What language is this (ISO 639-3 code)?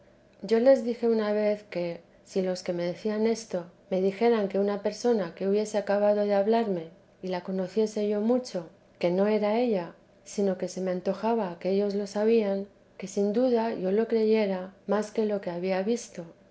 spa